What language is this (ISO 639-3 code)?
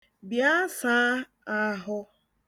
ibo